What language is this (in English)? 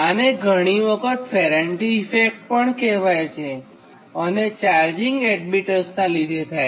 Gujarati